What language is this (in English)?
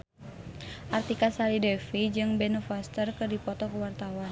Sundanese